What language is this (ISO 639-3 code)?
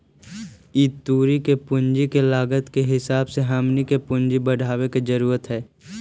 mag